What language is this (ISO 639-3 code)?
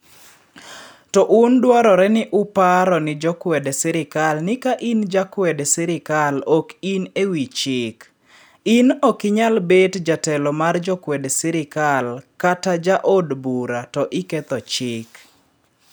luo